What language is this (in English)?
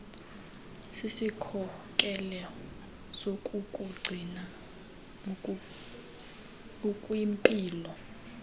Xhosa